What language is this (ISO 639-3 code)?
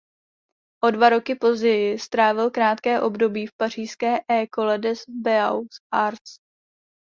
ces